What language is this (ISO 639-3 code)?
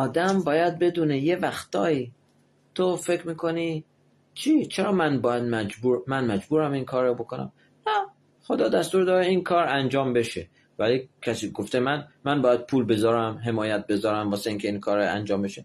fas